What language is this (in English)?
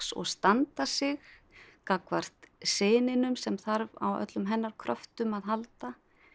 Icelandic